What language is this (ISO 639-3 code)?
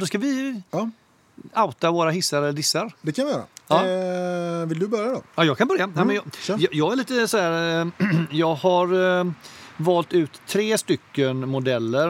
swe